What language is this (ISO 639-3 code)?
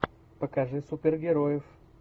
rus